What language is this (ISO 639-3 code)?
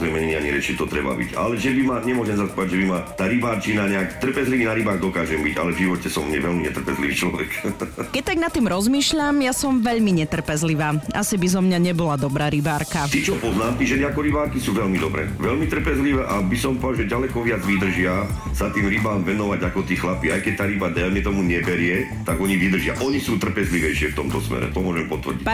slk